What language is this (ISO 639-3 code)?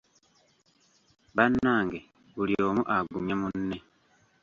lug